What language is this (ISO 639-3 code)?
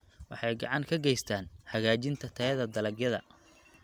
som